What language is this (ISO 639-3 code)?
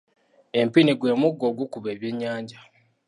lug